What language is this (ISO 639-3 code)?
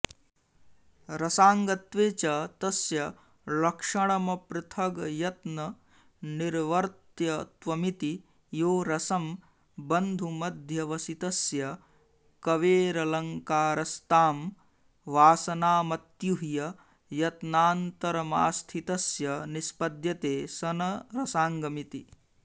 san